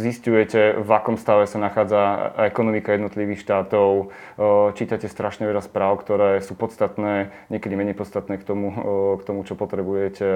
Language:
Slovak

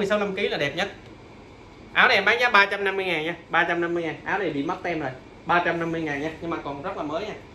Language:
Vietnamese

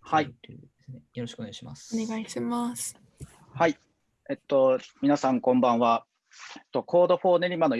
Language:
Japanese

